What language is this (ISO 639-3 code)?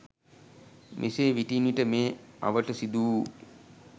sin